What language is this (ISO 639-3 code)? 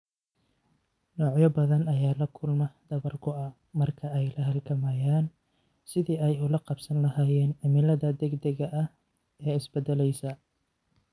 som